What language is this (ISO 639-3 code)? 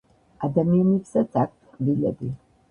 kat